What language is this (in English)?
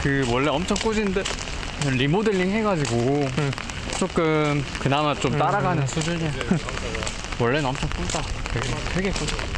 Korean